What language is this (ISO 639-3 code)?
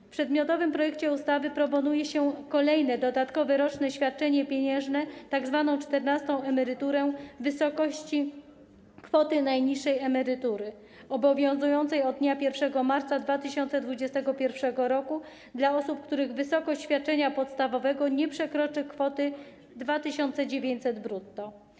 pol